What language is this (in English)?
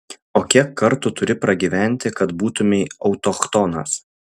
Lithuanian